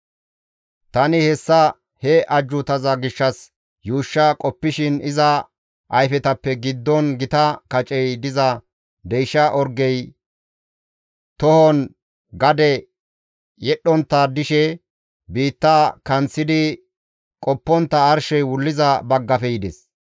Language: Gamo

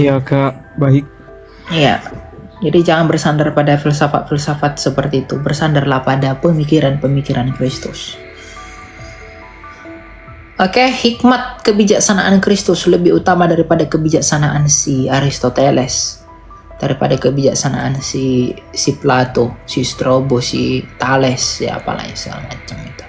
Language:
Indonesian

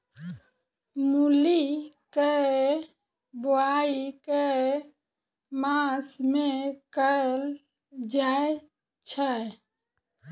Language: Maithili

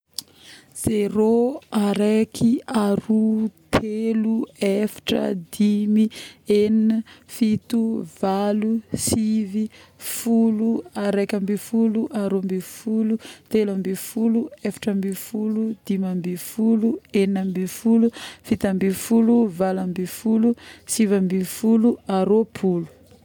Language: Northern Betsimisaraka Malagasy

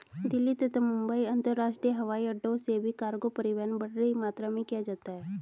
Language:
Hindi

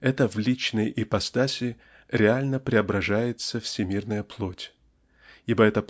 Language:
Russian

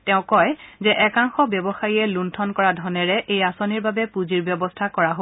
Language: Assamese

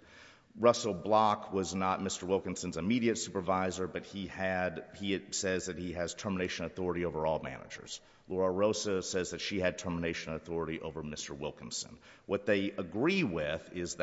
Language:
English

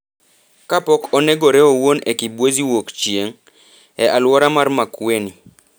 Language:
Luo (Kenya and Tanzania)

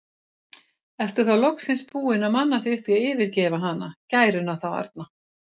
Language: Icelandic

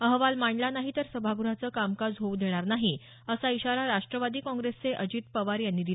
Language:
Marathi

